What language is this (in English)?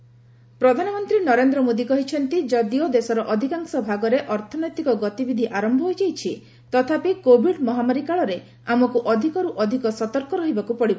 Odia